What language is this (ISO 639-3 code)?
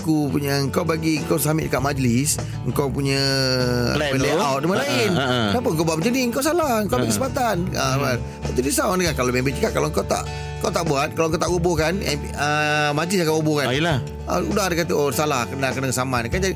msa